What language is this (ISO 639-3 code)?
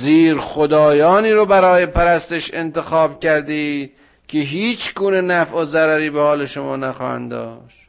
fas